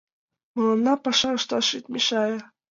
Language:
Mari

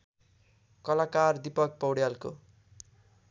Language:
Nepali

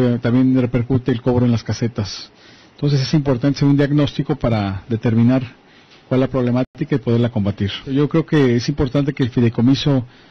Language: Spanish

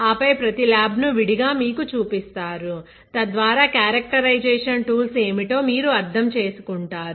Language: Telugu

